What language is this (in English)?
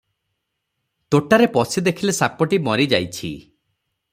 Odia